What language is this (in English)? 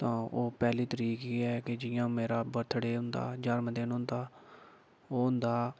Dogri